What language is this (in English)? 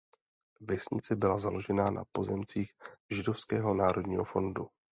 Czech